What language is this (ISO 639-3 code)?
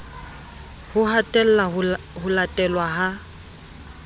sot